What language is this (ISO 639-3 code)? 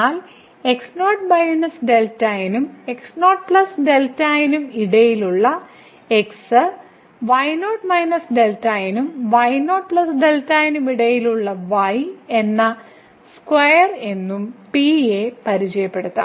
mal